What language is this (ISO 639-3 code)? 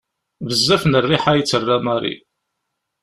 kab